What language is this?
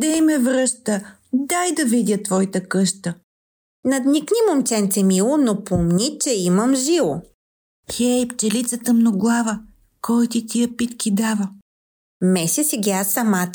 Bulgarian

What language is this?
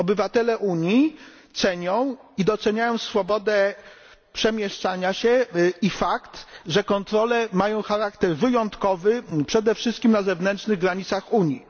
Polish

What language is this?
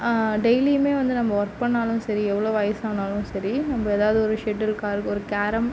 Tamil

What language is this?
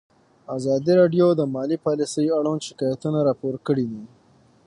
Pashto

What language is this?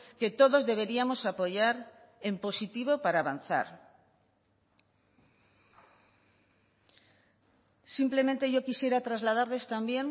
Spanish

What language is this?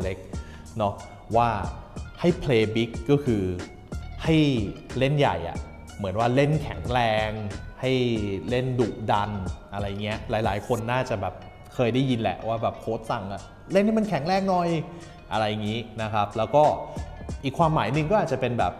Thai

